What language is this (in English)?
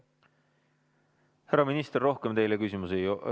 Estonian